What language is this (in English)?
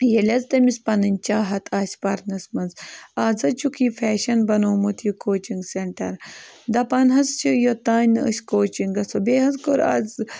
Kashmiri